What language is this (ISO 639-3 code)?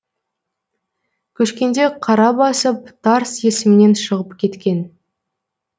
kaz